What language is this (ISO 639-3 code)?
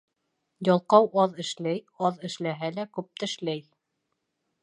bak